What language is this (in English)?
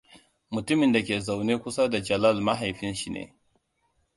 Hausa